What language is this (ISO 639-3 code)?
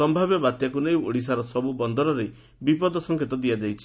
ori